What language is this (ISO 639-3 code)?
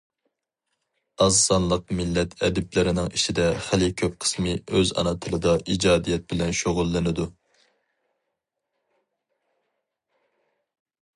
uig